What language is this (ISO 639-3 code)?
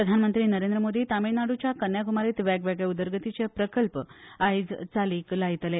kok